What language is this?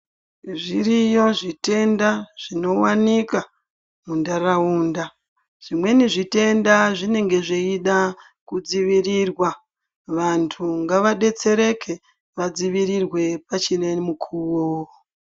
Ndau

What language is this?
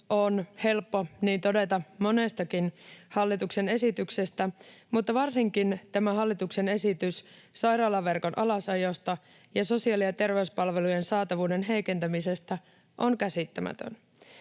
Finnish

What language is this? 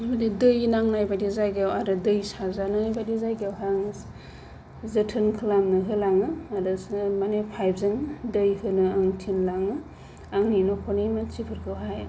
Bodo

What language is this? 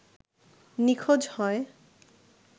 Bangla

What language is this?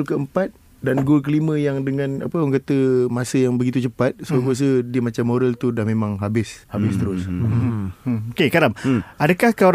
Malay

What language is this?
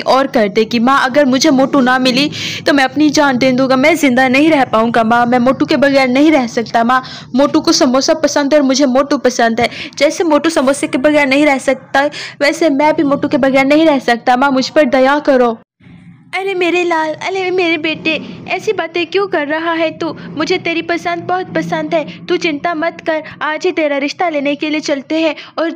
Hindi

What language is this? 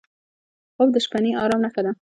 Pashto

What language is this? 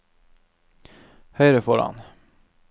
Norwegian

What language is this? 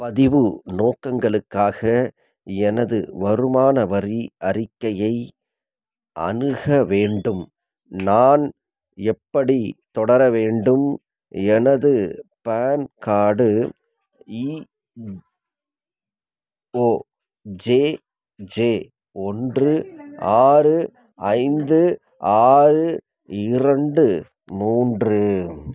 Tamil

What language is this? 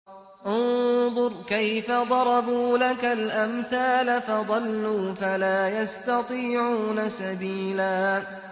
Arabic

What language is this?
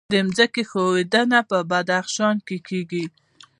Pashto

